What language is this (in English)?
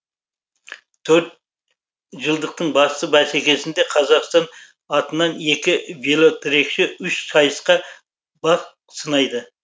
Kazakh